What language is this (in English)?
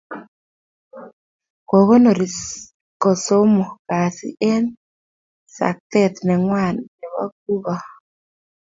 Kalenjin